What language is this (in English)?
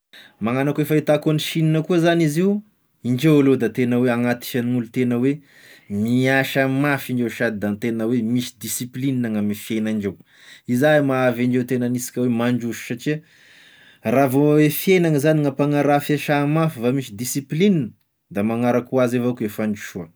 Tesaka Malagasy